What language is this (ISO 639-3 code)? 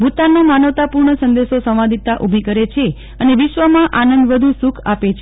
guj